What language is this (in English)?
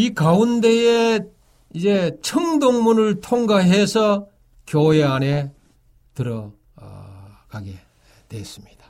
Korean